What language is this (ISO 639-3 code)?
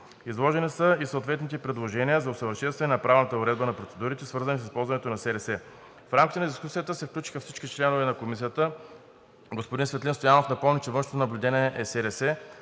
bul